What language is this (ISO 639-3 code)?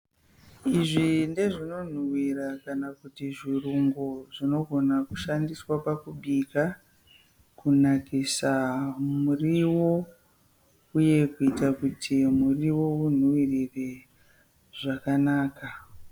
sna